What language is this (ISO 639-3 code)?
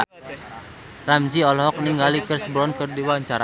sun